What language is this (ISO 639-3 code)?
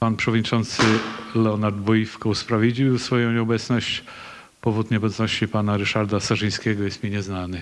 pol